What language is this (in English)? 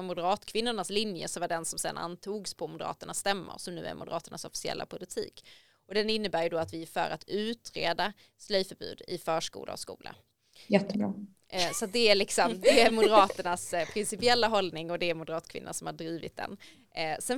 Swedish